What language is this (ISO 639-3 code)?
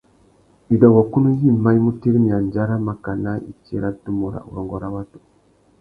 bag